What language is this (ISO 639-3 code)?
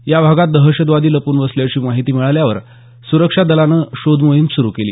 mar